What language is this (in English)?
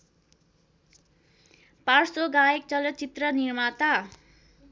Nepali